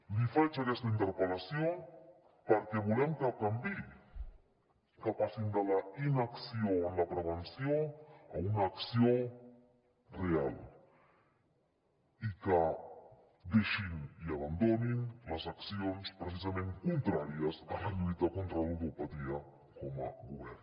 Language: Catalan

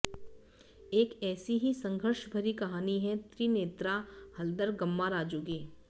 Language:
Hindi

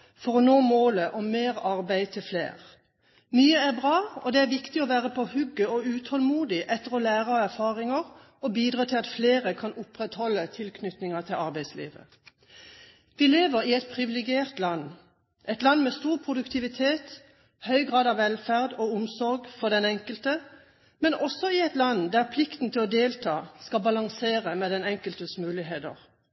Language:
Norwegian Bokmål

